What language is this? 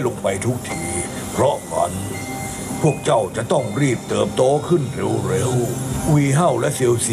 Thai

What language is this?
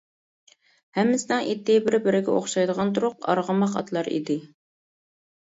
Uyghur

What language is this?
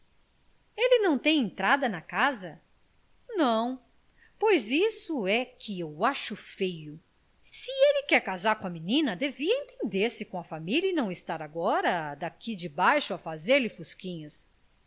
Portuguese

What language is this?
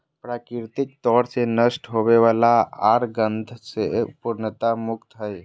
Magahi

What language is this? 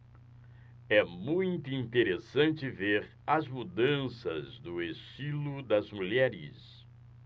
Portuguese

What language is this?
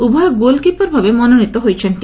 Odia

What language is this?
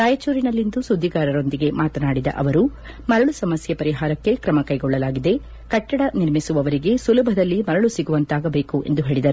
Kannada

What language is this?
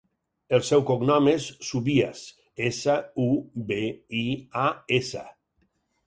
Catalan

